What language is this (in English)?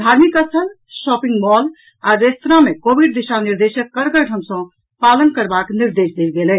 Maithili